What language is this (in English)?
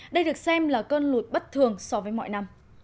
Vietnamese